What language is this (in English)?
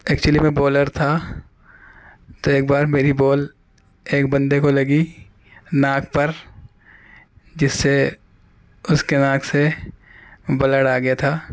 Urdu